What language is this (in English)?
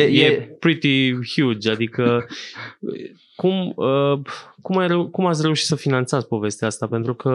Romanian